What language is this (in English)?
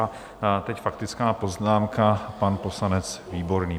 Czech